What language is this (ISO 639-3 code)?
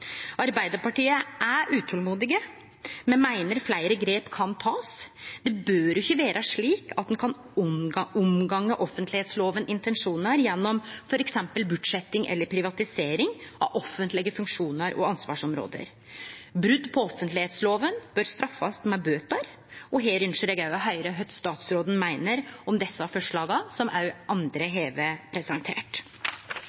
nno